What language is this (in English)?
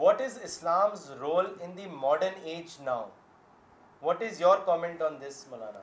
Urdu